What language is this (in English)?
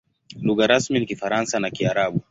Swahili